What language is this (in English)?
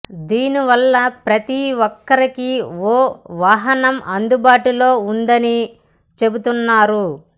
Telugu